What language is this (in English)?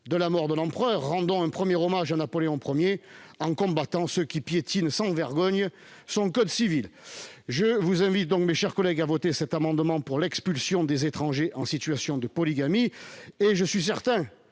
French